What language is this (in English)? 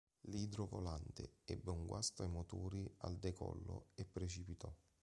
Italian